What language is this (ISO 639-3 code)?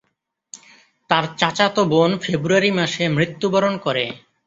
ben